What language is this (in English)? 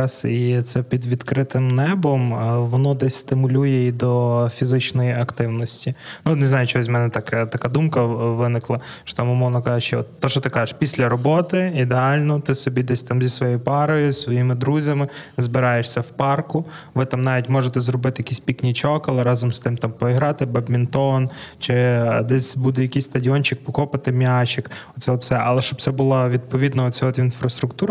Ukrainian